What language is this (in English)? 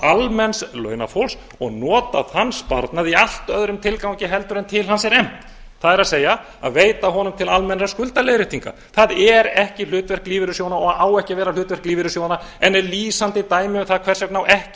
Icelandic